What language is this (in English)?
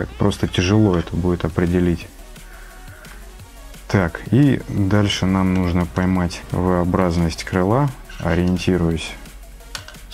Russian